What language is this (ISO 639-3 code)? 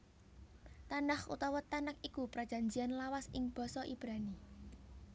jav